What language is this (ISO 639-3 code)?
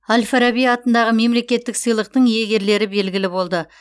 kaz